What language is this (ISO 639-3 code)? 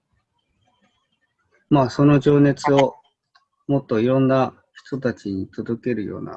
jpn